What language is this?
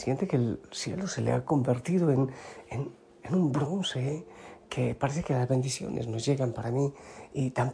Spanish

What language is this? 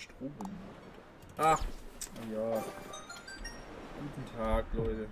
German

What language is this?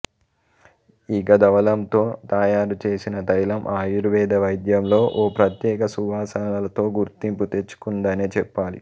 Telugu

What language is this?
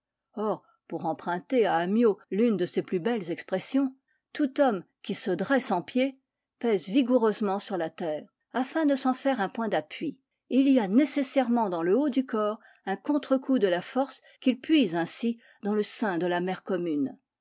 French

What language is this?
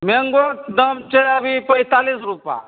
Maithili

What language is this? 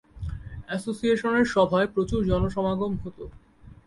Bangla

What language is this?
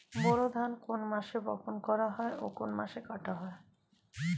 Bangla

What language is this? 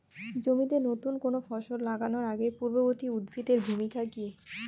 Bangla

